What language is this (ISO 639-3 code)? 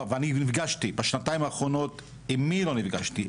heb